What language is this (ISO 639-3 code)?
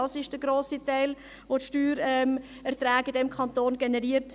gsw